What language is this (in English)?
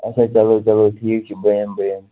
Kashmiri